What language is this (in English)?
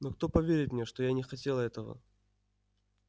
Russian